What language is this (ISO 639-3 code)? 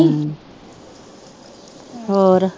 pan